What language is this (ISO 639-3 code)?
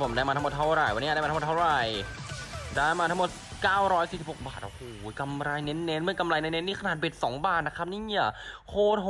tha